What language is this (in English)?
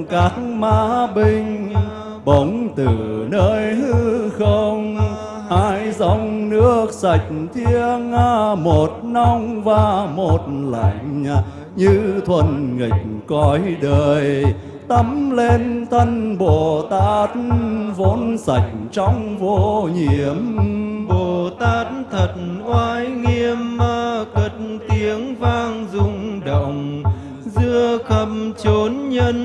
Vietnamese